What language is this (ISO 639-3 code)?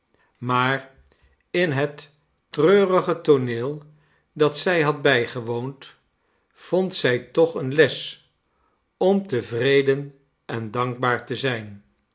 nld